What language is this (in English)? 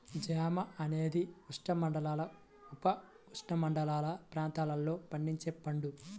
Telugu